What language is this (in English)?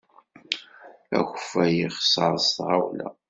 Kabyle